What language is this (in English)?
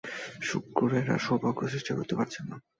Bangla